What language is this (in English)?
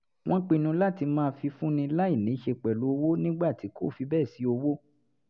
Yoruba